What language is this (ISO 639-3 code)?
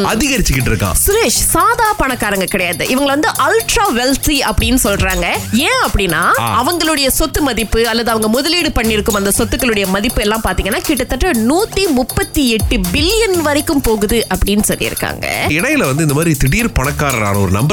tam